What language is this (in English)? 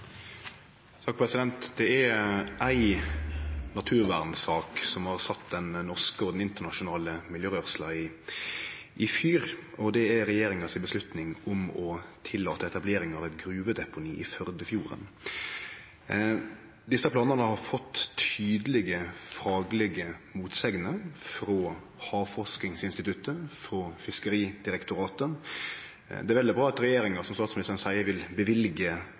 Norwegian Nynorsk